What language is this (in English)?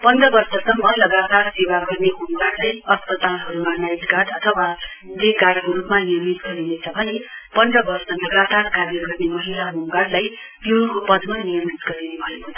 Nepali